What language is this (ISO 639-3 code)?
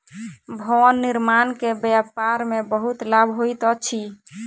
mai